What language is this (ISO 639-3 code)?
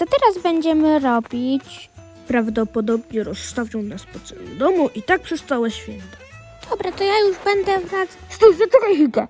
pol